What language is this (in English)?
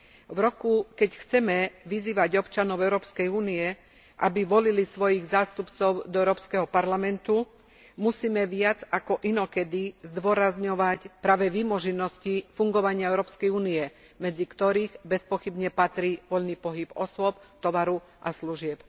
Slovak